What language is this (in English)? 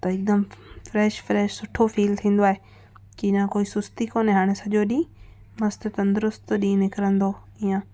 Sindhi